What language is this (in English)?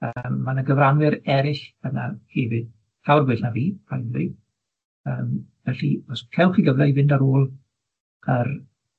Welsh